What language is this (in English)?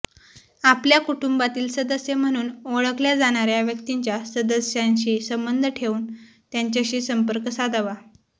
Marathi